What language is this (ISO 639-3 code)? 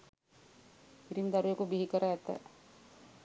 sin